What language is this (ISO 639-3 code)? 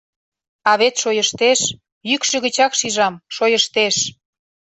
chm